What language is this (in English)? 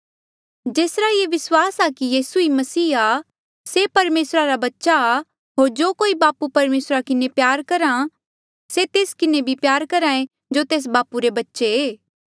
Mandeali